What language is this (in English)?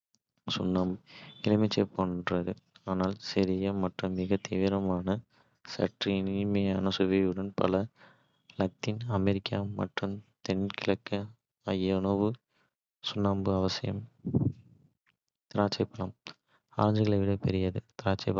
Kota (India)